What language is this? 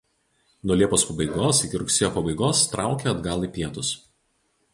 Lithuanian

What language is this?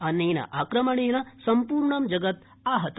Sanskrit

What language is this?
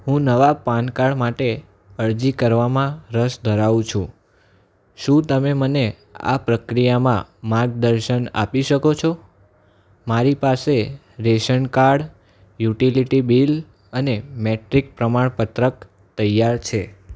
Gujarati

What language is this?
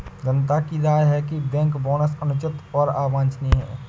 Hindi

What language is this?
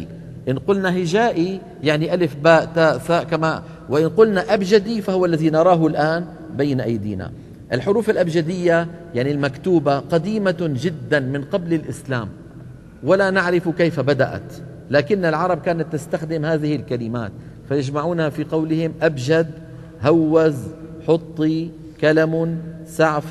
Arabic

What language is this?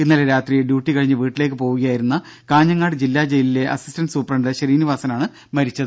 Malayalam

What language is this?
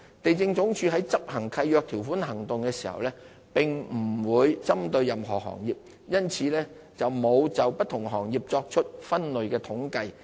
Cantonese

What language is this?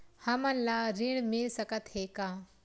Chhattisgarhi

